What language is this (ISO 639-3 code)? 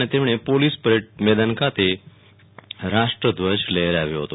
guj